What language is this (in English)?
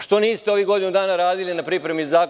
Serbian